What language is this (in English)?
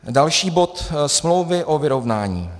Czech